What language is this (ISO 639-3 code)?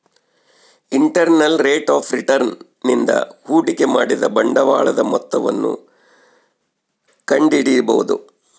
kan